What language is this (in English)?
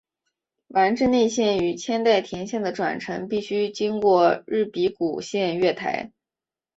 Chinese